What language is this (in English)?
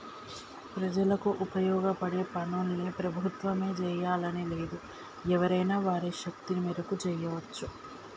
Telugu